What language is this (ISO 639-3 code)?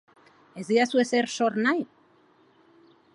eus